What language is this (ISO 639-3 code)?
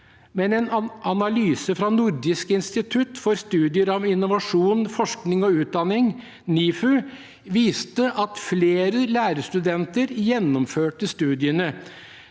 nor